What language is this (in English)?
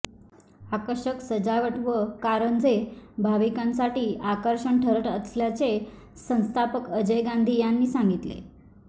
Marathi